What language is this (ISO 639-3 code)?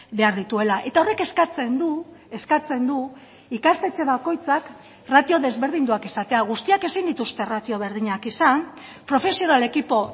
eus